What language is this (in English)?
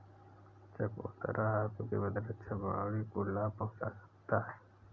Hindi